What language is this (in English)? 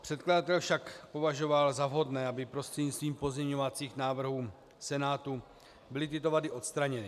Czech